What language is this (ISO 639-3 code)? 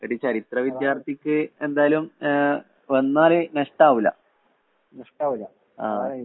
mal